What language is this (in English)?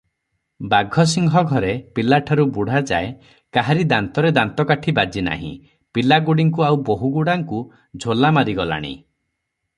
Odia